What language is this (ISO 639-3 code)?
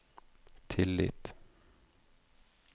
nor